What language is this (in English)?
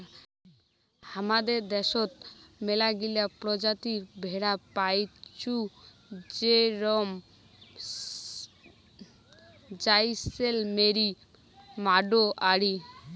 Bangla